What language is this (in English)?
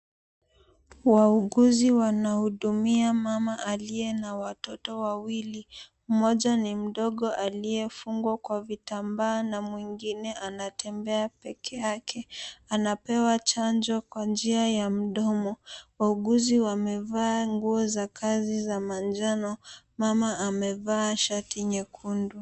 Swahili